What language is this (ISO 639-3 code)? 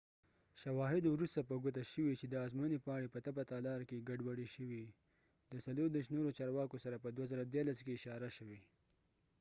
pus